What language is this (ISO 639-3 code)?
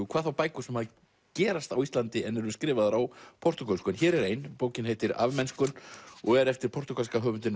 isl